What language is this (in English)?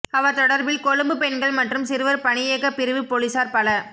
Tamil